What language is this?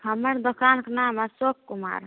Hindi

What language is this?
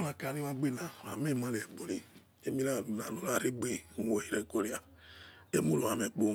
Yekhee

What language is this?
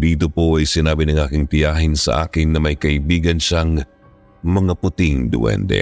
Filipino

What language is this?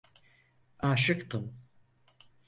Turkish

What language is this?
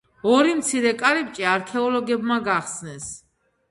Georgian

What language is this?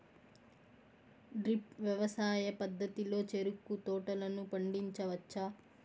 Telugu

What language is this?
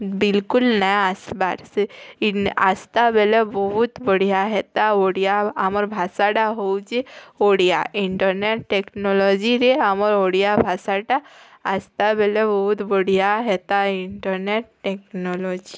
Odia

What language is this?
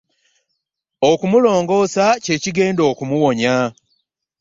Ganda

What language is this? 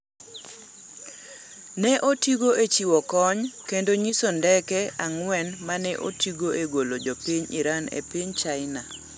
Luo (Kenya and Tanzania)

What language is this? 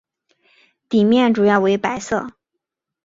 Chinese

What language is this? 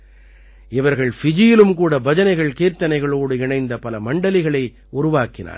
Tamil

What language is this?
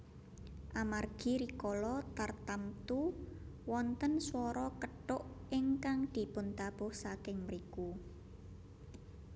Javanese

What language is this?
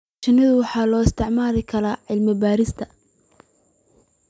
Somali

